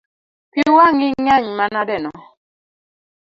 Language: Luo (Kenya and Tanzania)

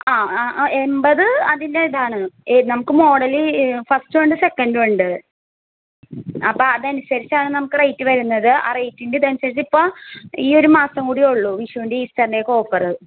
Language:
Malayalam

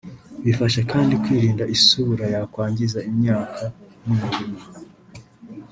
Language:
Kinyarwanda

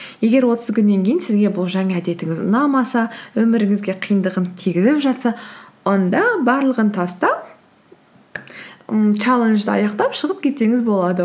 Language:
Kazakh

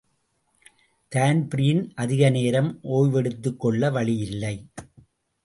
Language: Tamil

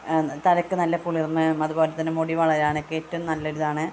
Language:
Malayalam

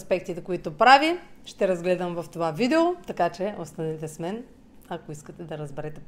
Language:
Bulgarian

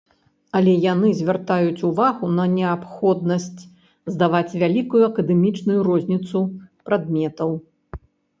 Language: Belarusian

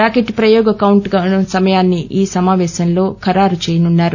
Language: Telugu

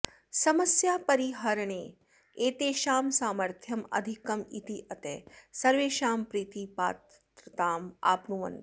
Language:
Sanskrit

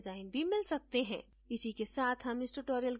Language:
Hindi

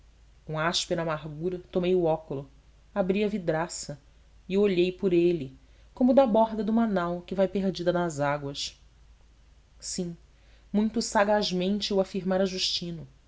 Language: Portuguese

